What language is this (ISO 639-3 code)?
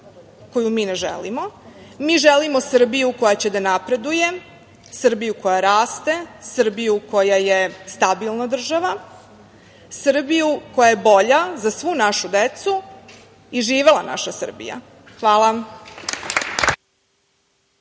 srp